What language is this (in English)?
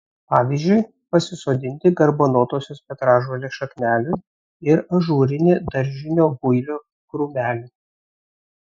Lithuanian